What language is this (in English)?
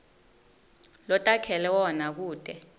Swati